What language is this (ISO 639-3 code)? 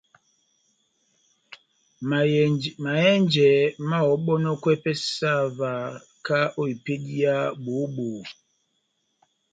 bnm